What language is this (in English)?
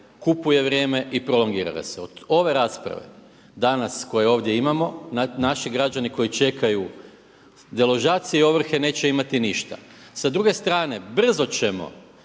Croatian